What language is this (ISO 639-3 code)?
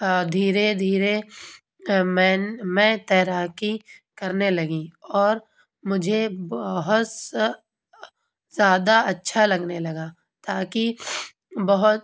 urd